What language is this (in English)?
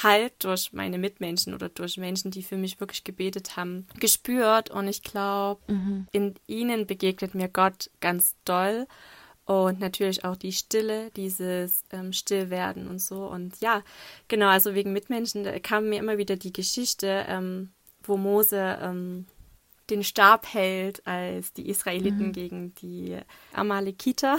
German